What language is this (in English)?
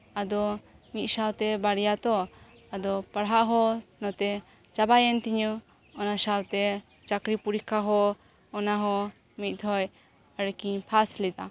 Santali